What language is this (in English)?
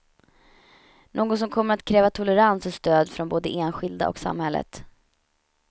Swedish